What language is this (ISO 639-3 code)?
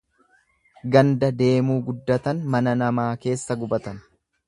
orm